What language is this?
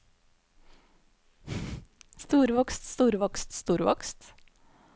Norwegian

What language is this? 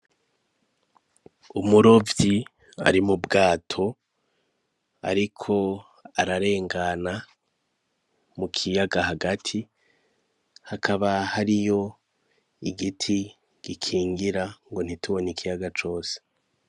Rundi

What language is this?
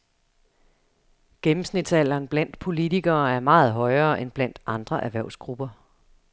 Danish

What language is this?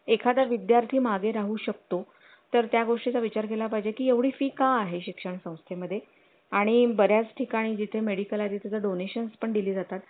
Marathi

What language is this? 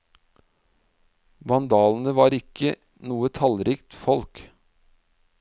Norwegian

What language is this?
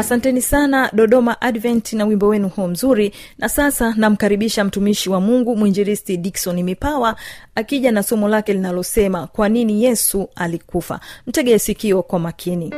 Swahili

